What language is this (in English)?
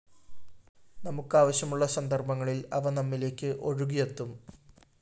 Malayalam